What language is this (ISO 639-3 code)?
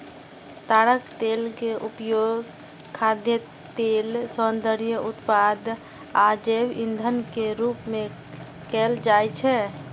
mai